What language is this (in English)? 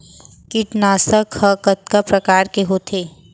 Chhattisgarhi